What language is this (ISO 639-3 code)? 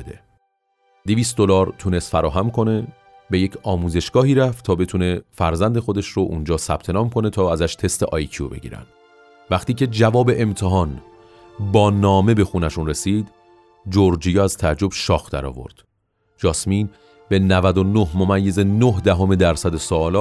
fas